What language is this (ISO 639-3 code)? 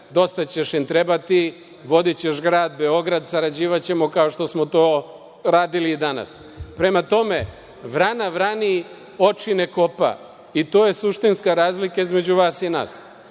srp